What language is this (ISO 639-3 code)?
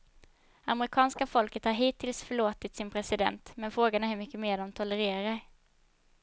swe